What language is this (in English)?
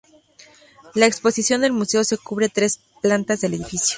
Spanish